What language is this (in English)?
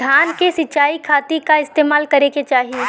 Bhojpuri